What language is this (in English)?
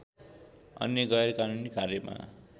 Nepali